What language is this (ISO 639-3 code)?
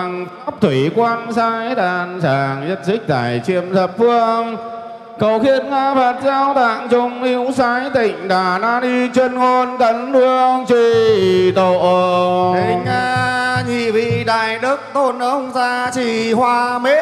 vie